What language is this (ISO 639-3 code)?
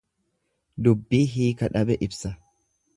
orm